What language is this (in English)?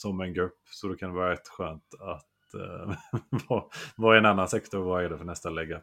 Swedish